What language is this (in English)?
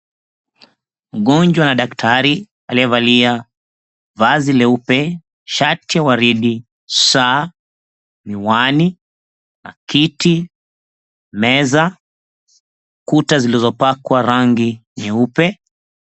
Swahili